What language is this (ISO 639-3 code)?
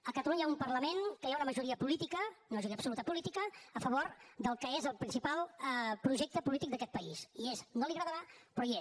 cat